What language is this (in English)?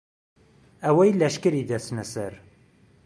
Central Kurdish